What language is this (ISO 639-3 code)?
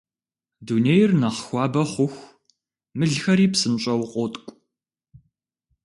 kbd